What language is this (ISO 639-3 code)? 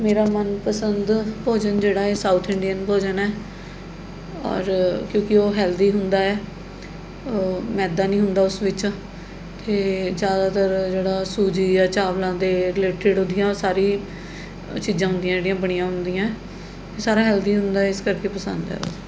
pan